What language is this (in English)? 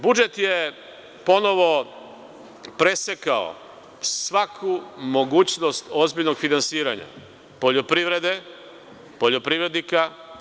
Serbian